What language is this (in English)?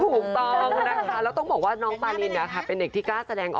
Thai